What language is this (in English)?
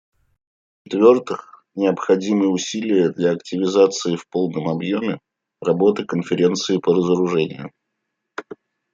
Russian